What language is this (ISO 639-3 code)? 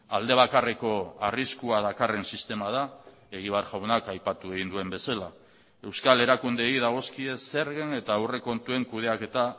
eus